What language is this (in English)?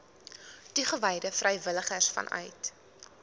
Afrikaans